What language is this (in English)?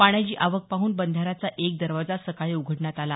Marathi